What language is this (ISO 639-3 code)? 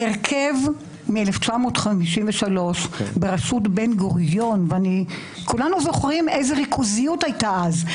heb